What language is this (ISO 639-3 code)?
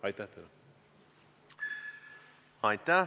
est